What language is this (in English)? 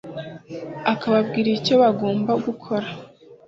Kinyarwanda